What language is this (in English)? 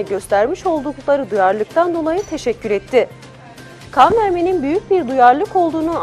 Turkish